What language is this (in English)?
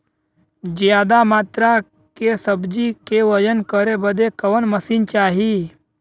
Bhojpuri